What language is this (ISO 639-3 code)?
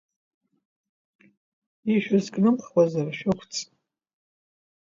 abk